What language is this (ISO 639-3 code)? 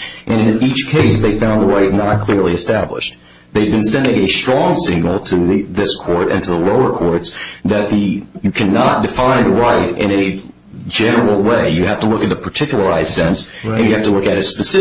eng